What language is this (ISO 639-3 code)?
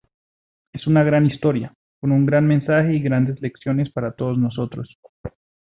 spa